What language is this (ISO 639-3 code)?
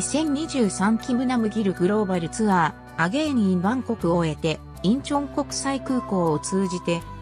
jpn